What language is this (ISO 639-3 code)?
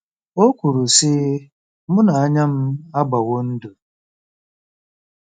ibo